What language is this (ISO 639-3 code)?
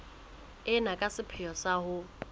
sot